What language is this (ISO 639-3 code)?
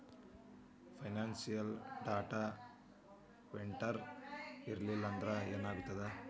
kan